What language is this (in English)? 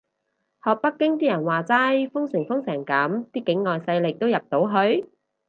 Cantonese